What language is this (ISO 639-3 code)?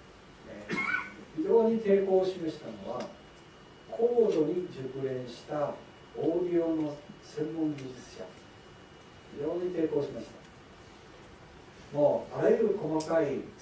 jpn